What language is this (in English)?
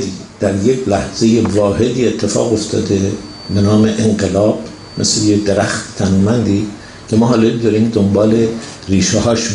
Persian